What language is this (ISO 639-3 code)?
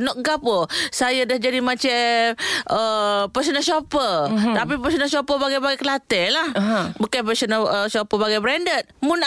msa